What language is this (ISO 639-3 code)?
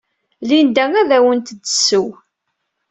kab